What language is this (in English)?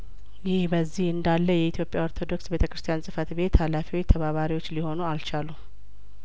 Amharic